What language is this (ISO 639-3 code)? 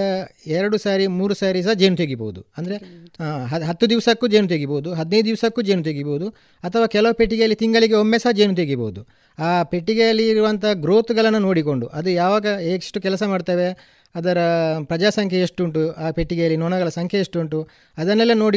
kan